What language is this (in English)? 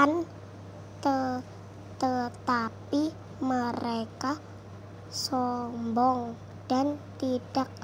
Indonesian